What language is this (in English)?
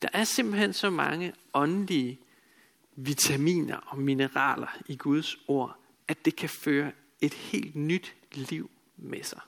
Danish